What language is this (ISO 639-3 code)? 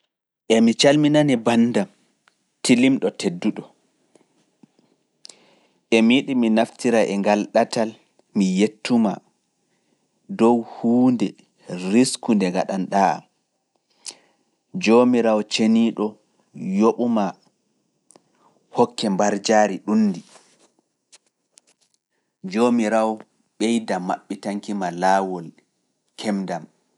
ful